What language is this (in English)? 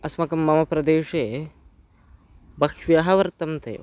Sanskrit